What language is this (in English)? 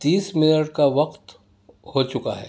Urdu